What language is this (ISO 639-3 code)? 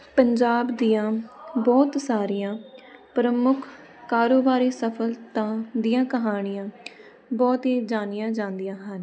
pan